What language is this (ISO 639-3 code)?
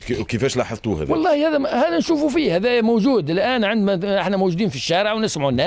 ara